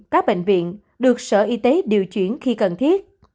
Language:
Vietnamese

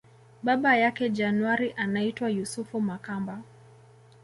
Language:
Swahili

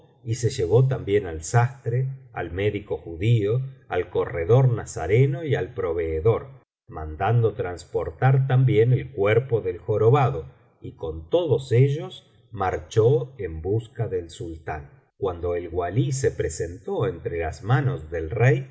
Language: Spanish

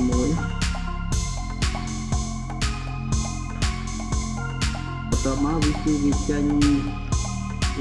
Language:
Vietnamese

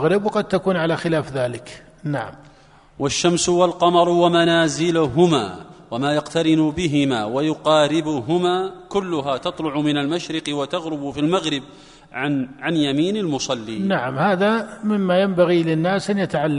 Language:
Arabic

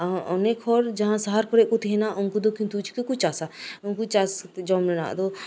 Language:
Santali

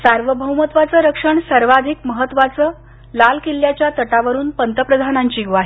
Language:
Marathi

